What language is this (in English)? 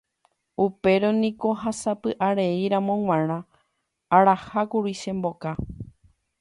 Guarani